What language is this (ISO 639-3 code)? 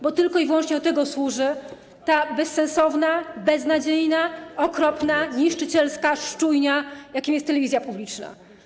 pol